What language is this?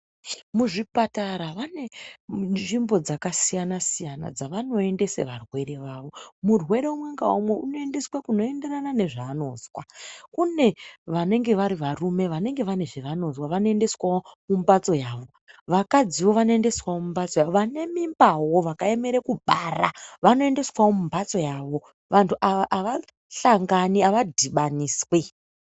Ndau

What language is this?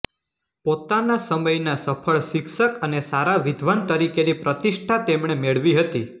Gujarati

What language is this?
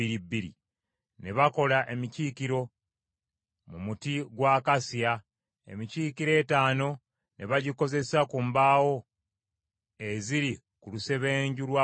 Ganda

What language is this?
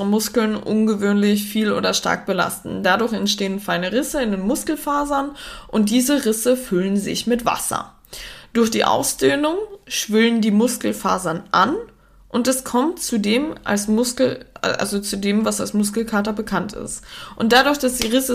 German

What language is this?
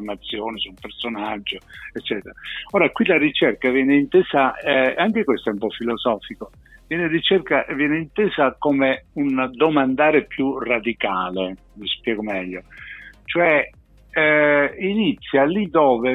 Italian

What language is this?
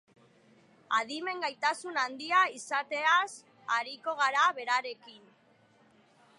Basque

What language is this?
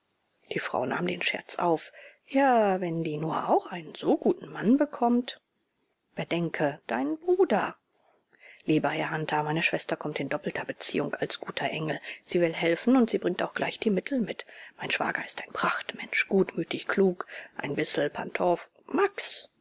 German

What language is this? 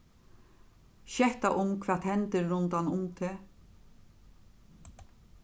Faroese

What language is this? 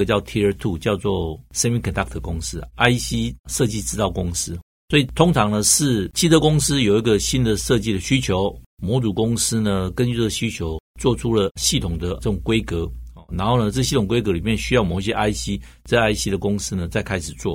Chinese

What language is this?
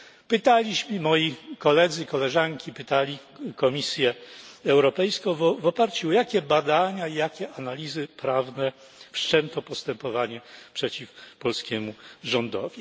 Polish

